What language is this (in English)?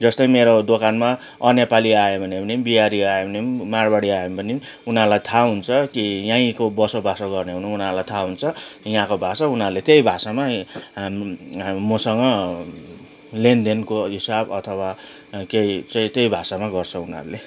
Nepali